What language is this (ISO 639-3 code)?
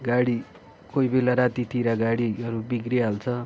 nep